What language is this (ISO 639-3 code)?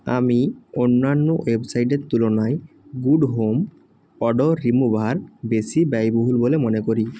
ben